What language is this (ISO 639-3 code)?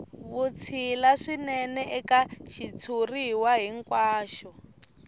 tso